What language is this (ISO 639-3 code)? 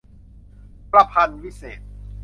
tha